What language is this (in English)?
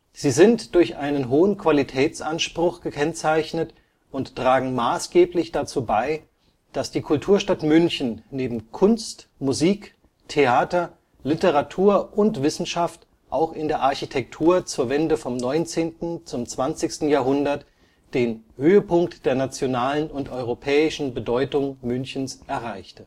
German